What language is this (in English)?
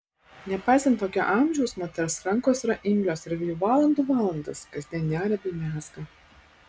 Lithuanian